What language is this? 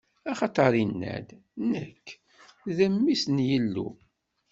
Kabyle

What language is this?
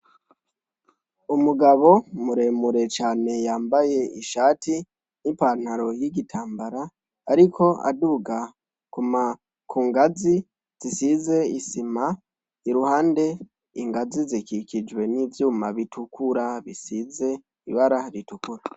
Rundi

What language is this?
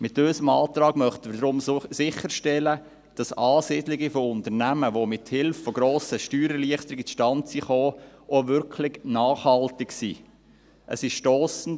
Swiss German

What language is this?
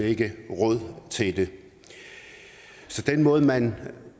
Danish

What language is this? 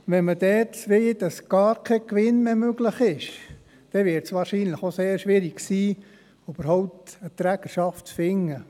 Swiss German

